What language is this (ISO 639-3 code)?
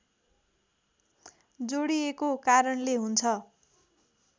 nep